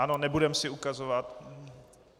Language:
Czech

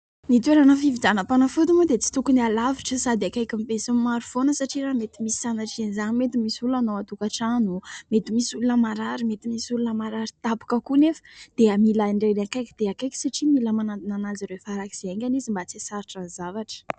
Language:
Malagasy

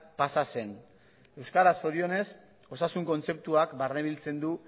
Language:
Basque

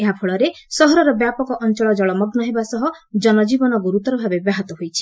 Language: Odia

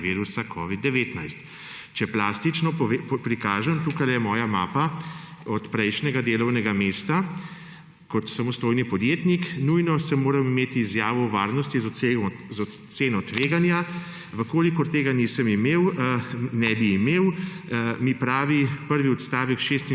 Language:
Slovenian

